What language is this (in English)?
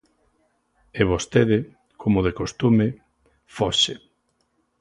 Galician